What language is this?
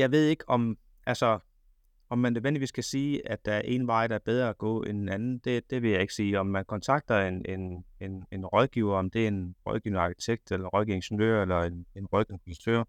Danish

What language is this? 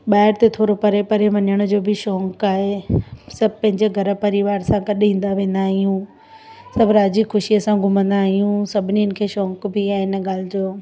Sindhi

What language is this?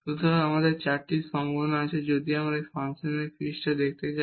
Bangla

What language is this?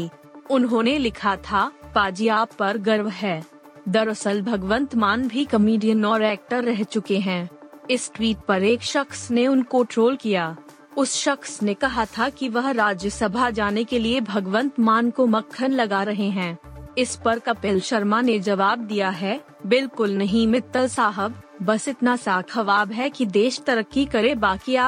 Hindi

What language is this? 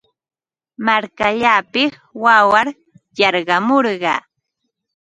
Ambo-Pasco Quechua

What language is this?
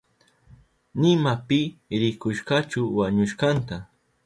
Southern Pastaza Quechua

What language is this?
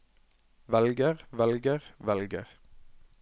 Norwegian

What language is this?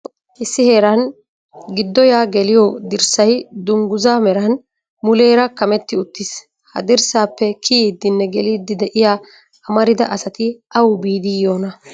Wolaytta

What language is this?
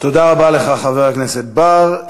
Hebrew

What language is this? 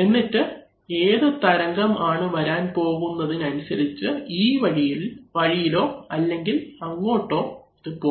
Malayalam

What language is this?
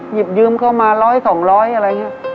Thai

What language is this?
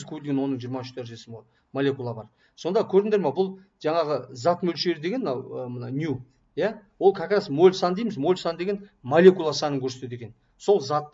Turkish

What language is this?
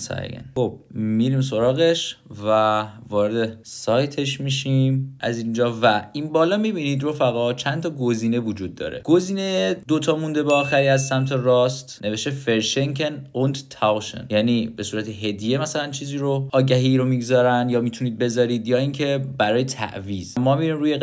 Persian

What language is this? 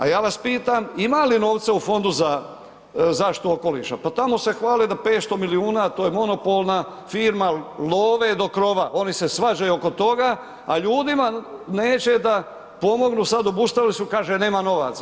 Croatian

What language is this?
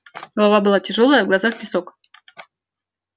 Russian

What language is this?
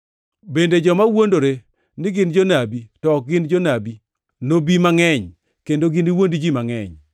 Luo (Kenya and Tanzania)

